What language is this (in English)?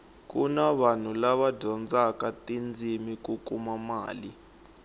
Tsonga